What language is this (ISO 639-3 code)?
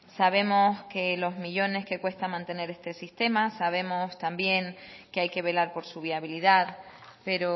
spa